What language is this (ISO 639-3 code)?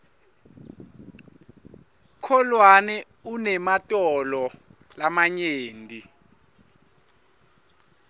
ssw